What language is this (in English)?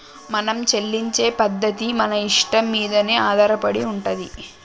Telugu